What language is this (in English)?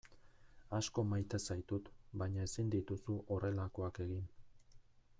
Basque